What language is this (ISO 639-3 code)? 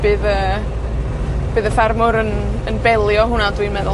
cym